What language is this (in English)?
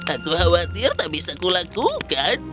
Indonesian